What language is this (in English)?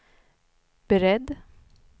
Swedish